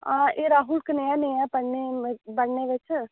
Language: Dogri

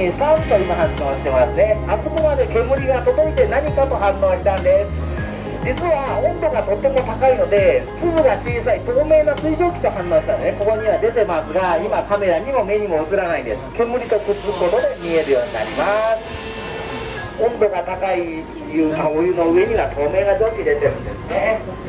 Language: Japanese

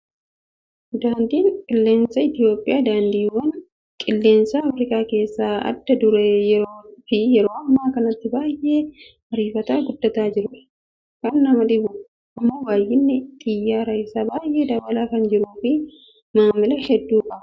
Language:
Oromo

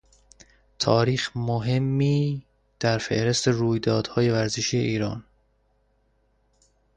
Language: Persian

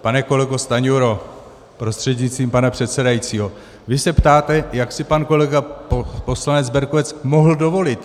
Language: Czech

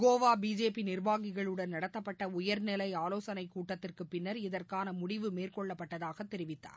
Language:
Tamil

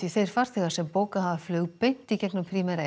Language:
Icelandic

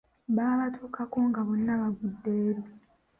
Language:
Ganda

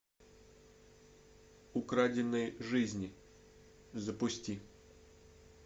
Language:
Russian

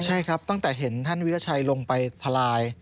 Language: Thai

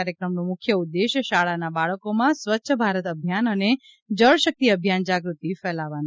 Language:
Gujarati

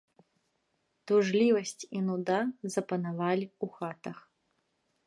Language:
Belarusian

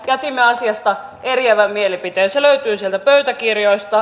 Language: Finnish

